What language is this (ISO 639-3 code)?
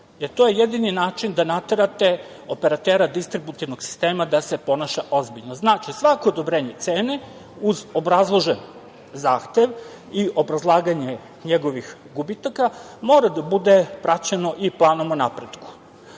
srp